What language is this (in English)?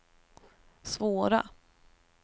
Swedish